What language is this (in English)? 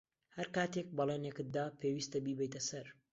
Central Kurdish